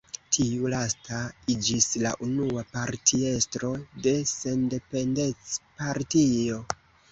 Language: Esperanto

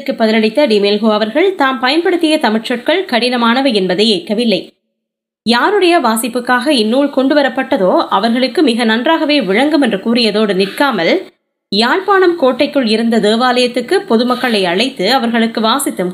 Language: Tamil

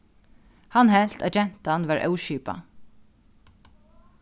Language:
Faroese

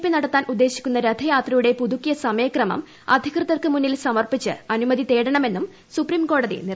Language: Malayalam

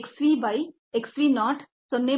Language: Kannada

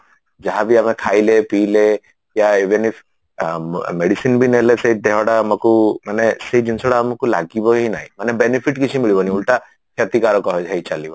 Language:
Odia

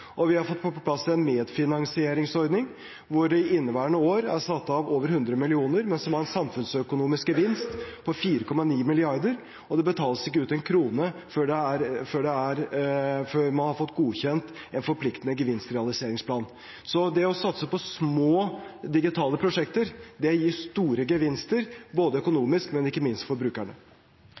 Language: Norwegian Bokmål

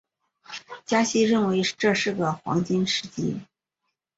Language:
Chinese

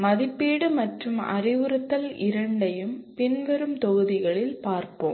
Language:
Tamil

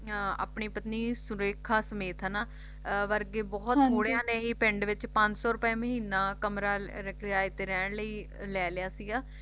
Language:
Punjabi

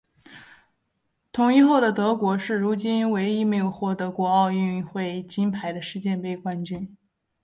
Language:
Chinese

